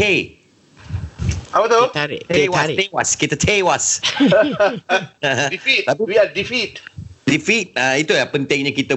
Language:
Malay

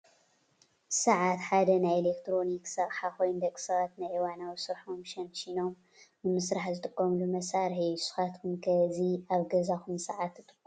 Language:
Tigrinya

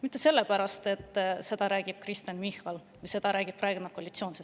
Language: Estonian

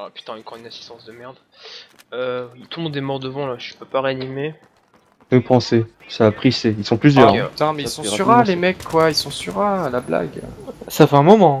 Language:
French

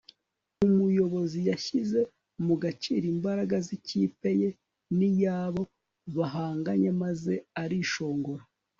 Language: Kinyarwanda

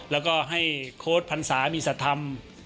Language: Thai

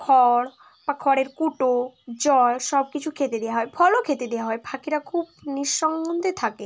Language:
Bangla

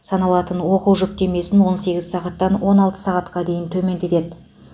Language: Kazakh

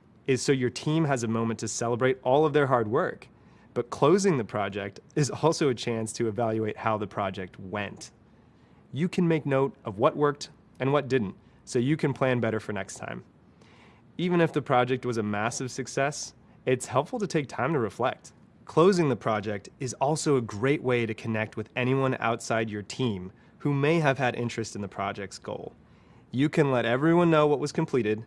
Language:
English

